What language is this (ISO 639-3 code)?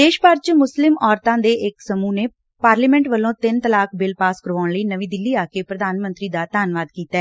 pan